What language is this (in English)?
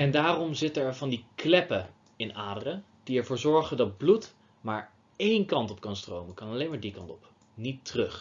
Dutch